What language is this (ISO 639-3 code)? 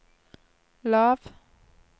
nor